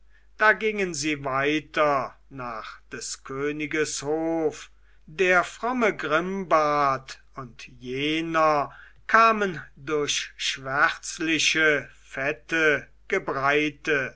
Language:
German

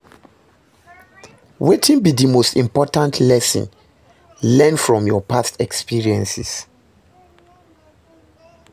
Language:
Nigerian Pidgin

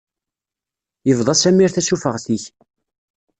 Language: Kabyle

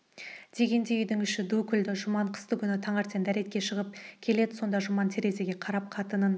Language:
Kazakh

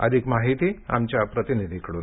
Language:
Marathi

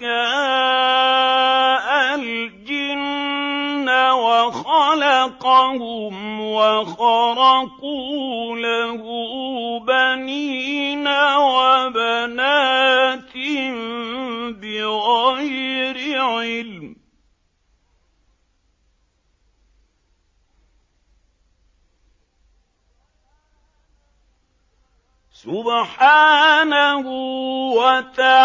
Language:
Arabic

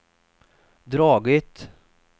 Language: Swedish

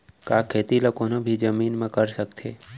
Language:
Chhattisgarhi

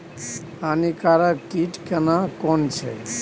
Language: Maithili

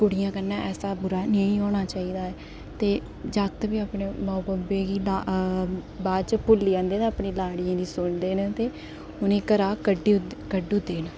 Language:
Dogri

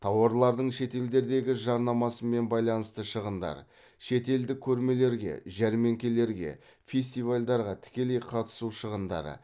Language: Kazakh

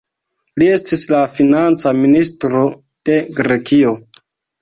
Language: Esperanto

